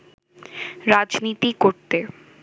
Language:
Bangla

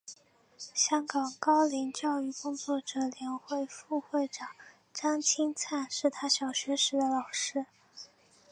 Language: Chinese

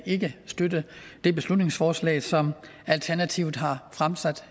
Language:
Danish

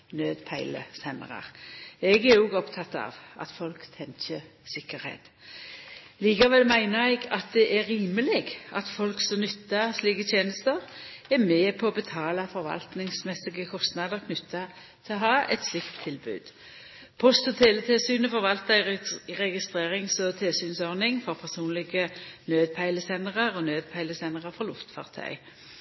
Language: Norwegian Nynorsk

